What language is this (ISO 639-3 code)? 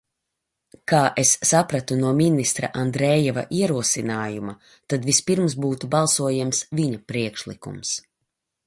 lav